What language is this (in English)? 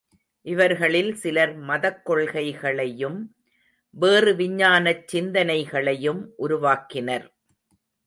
Tamil